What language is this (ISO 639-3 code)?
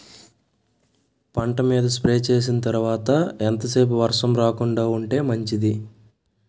tel